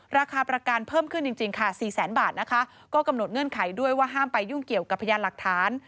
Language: Thai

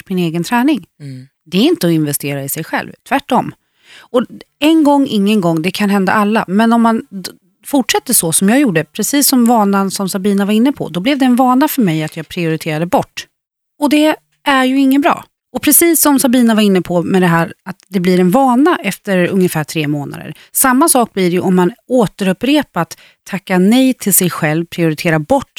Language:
Swedish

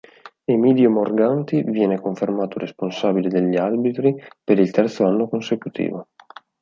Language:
Italian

